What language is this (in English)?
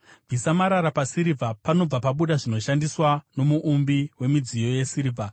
Shona